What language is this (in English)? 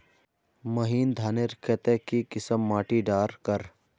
Magahi